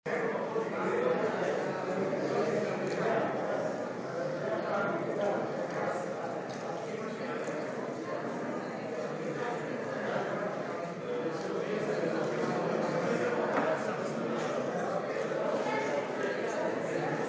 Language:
Slovenian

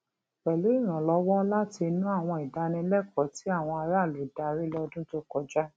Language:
Yoruba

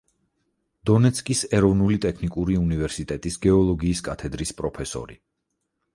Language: Georgian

